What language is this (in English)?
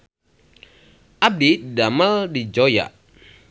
Sundanese